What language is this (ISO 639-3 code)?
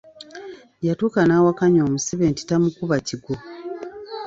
lug